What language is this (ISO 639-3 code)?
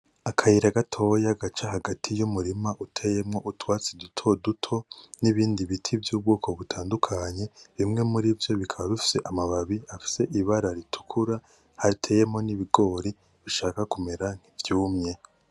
run